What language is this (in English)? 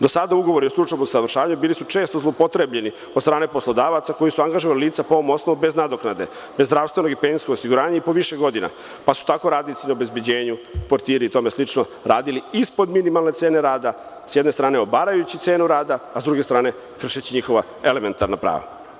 Serbian